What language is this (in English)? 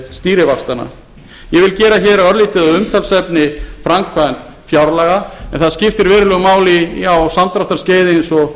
Icelandic